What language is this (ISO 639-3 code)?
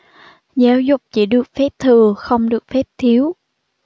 vie